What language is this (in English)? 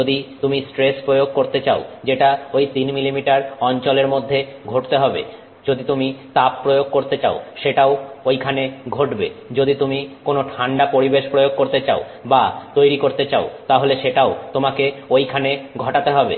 Bangla